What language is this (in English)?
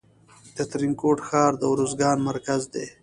Pashto